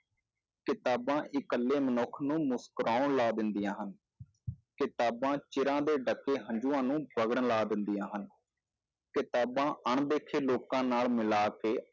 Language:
Punjabi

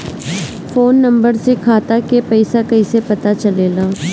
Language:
Bhojpuri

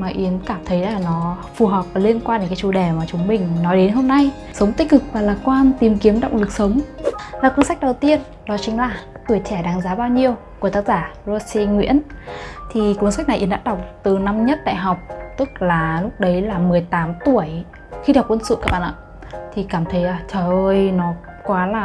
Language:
Vietnamese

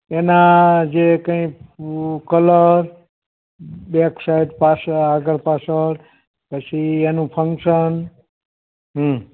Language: Gujarati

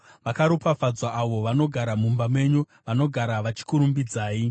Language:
Shona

